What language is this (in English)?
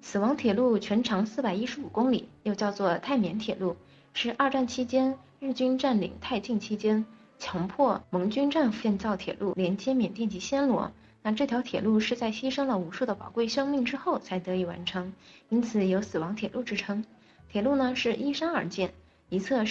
Chinese